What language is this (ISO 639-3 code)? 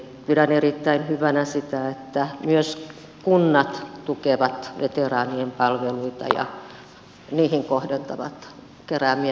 fin